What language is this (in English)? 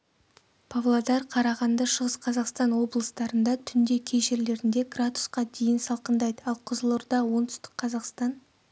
Kazakh